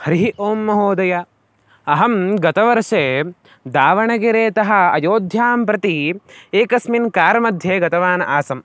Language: Sanskrit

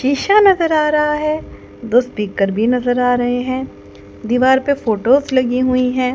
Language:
Hindi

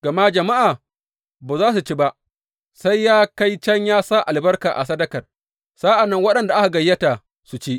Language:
Hausa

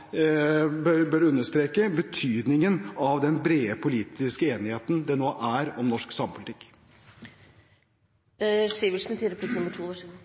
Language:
Norwegian Bokmål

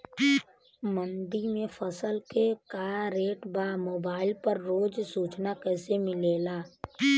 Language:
Bhojpuri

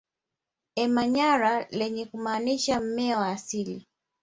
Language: Swahili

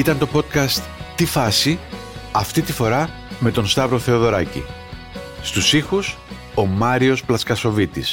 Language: Greek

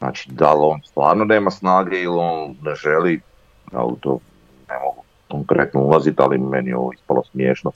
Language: Croatian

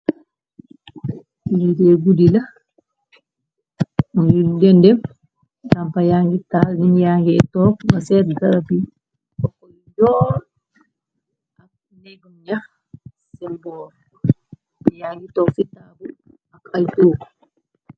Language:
Wolof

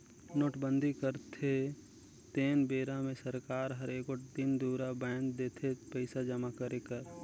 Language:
Chhattisgarhi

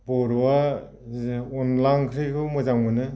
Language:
Bodo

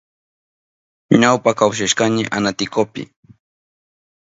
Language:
Southern Pastaza Quechua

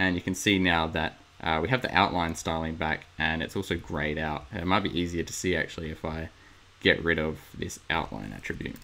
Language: English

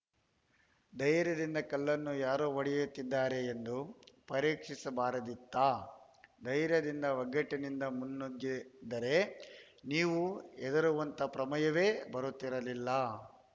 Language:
Kannada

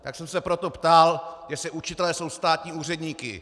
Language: Czech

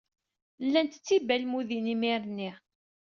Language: Kabyle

